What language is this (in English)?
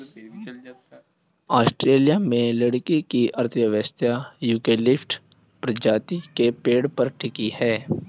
Hindi